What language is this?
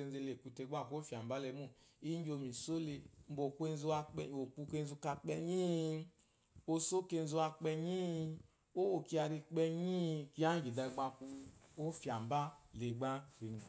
Eloyi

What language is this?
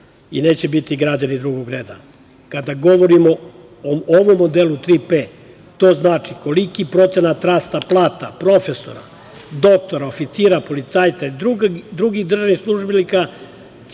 Serbian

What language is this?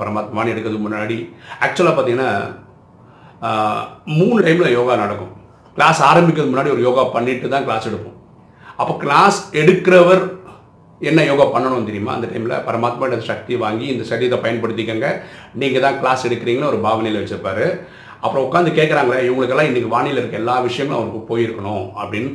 Tamil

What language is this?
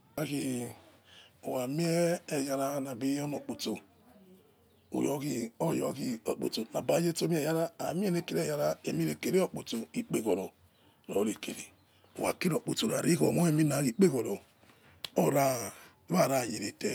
Yekhee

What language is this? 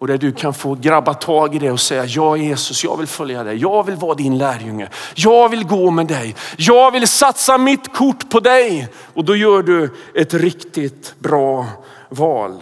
Swedish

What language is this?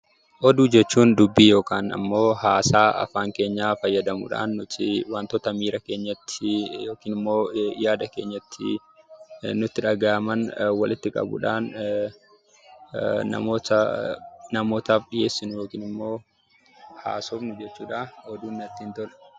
Oromo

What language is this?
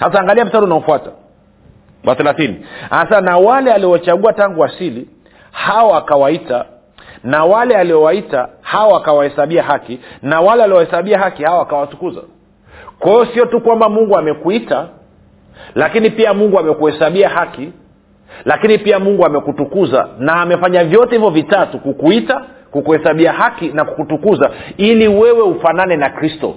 Swahili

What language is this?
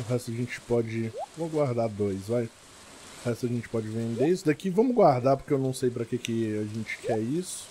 Portuguese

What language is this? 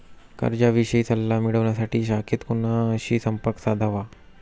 Marathi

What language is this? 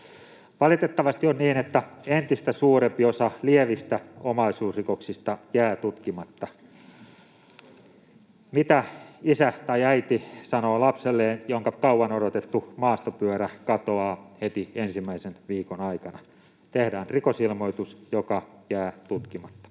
Finnish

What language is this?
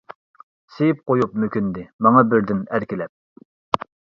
Uyghur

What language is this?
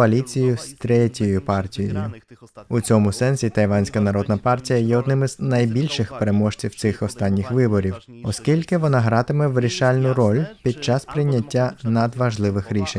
Ukrainian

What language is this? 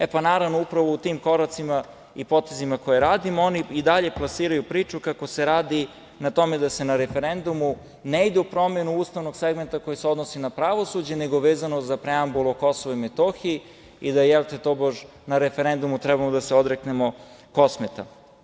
Serbian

